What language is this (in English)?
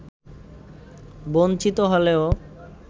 Bangla